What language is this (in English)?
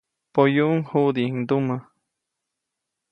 Copainalá Zoque